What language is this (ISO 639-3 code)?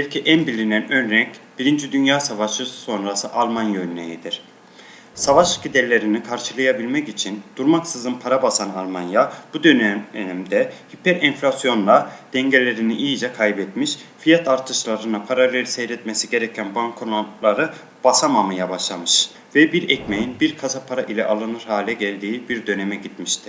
tur